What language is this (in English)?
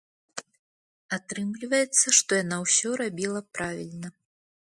Belarusian